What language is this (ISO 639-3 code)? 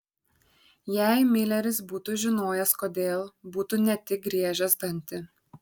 lit